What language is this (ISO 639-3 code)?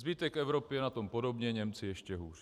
ces